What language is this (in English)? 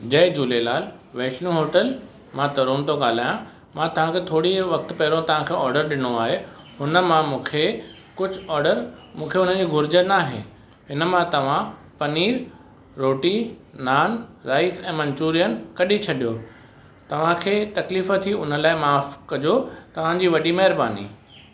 Sindhi